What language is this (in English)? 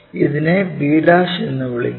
Malayalam